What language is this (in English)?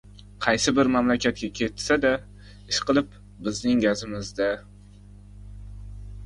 Uzbek